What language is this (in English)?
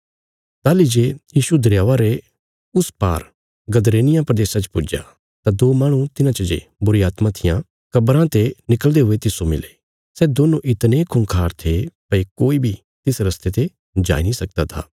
Bilaspuri